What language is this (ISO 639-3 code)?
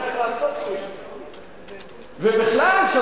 heb